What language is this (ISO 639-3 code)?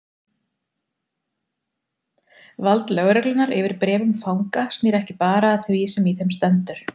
isl